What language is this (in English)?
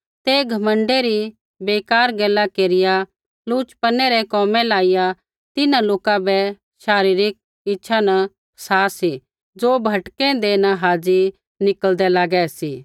Kullu Pahari